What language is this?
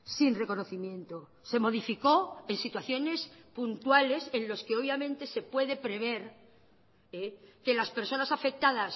Spanish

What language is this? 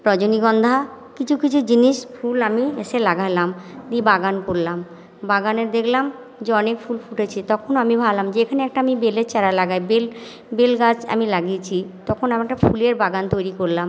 Bangla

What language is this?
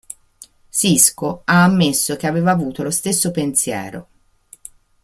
Italian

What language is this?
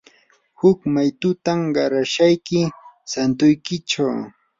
Yanahuanca Pasco Quechua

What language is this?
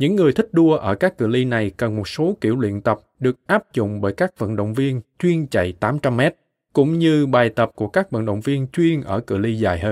Vietnamese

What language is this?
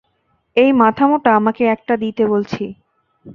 Bangla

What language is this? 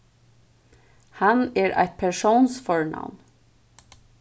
Faroese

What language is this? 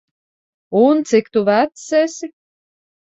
Latvian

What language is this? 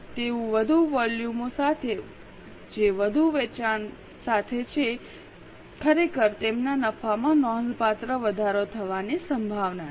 Gujarati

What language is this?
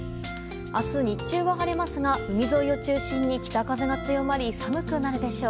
Japanese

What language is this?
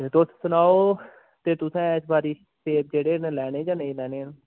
Dogri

